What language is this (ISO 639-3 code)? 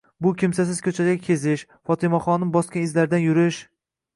uzb